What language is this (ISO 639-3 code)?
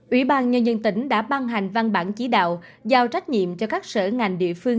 vie